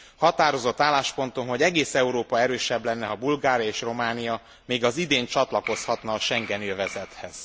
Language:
Hungarian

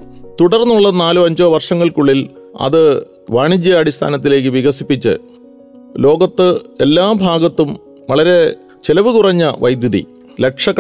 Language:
Malayalam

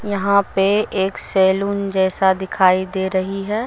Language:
Hindi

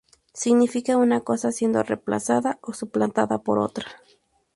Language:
Spanish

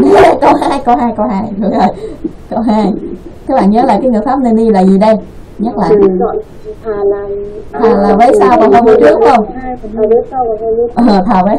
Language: Vietnamese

